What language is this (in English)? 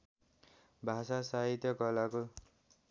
Nepali